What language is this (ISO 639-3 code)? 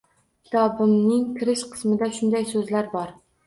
uzb